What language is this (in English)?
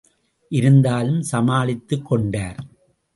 Tamil